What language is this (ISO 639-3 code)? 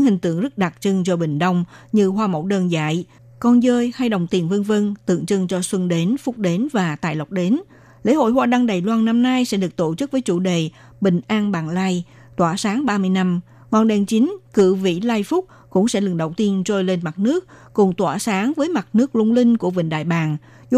vie